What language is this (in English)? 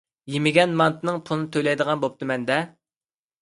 Uyghur